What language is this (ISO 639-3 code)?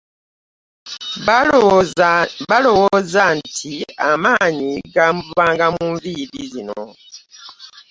lug